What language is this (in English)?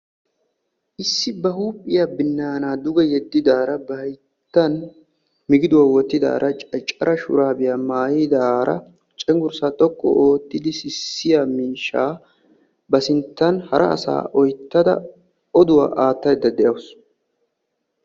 Wolaytta